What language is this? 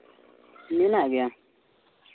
Santali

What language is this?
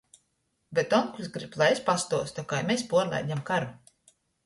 Latgalian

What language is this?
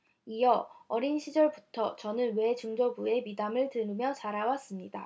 Korean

